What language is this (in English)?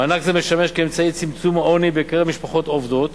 Hebrew